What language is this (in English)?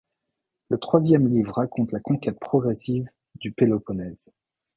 French